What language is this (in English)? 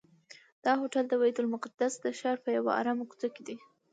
Pashto